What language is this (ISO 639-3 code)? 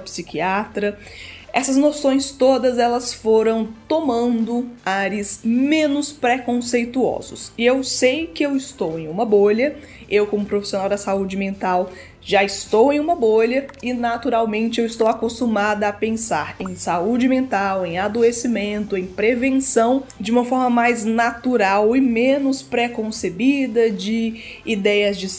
por